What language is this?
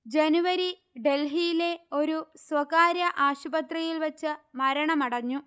Malayalam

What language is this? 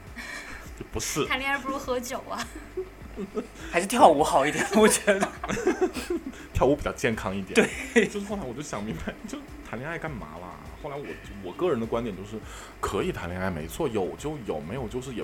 Chinese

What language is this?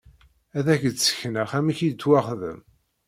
Kabyle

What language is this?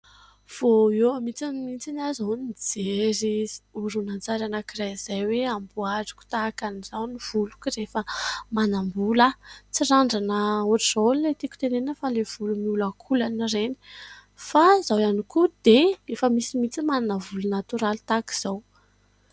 Malagasy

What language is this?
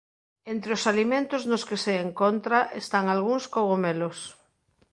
Galician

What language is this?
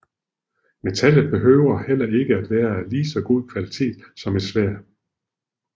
Danish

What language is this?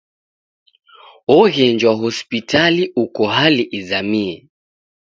Taita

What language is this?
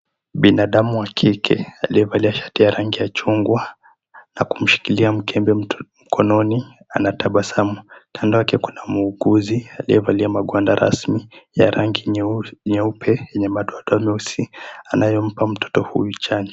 Swahili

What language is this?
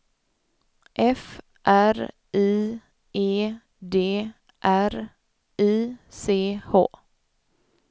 Swedish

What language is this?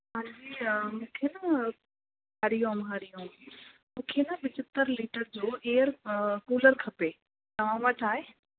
Sindhi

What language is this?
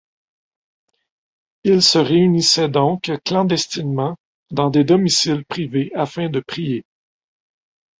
French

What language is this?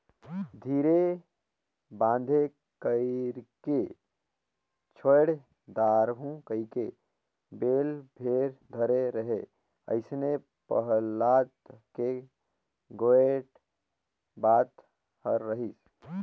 Chhattisgarhi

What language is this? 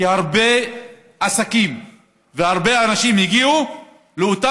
Hebrew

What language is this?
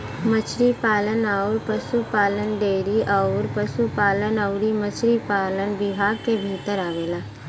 Bhojpuri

